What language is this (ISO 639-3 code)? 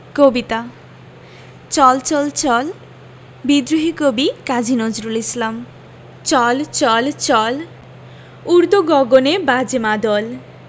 ben